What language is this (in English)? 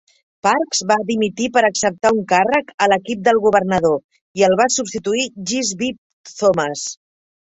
Catalan